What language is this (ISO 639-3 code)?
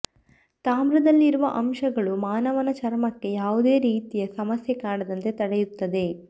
kan